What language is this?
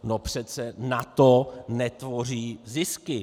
Czech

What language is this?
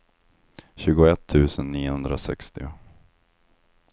Swedish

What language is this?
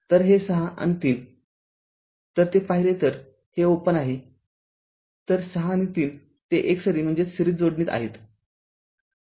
Marathi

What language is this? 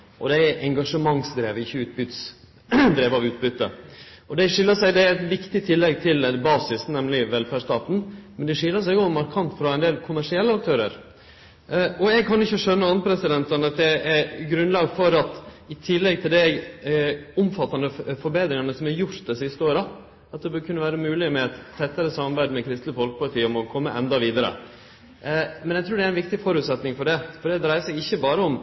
Norwegian Nynorsk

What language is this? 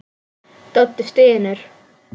Icelandic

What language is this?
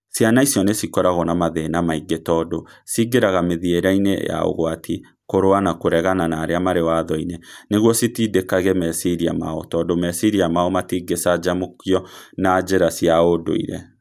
Kikuyu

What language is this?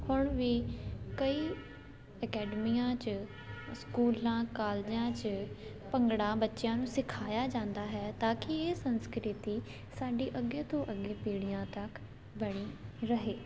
Punjabi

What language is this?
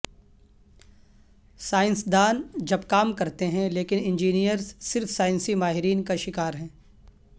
Urdu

